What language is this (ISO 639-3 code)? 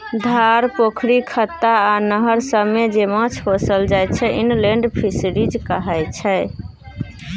mai